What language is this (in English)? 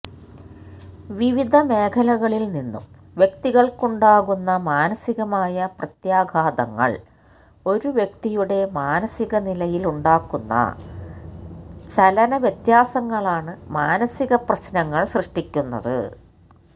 Malayalam